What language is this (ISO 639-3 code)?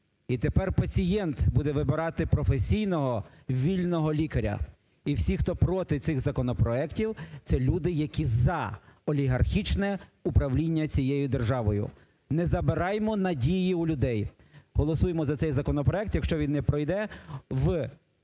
ukr